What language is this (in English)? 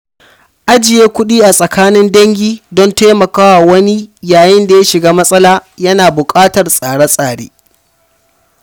Hausa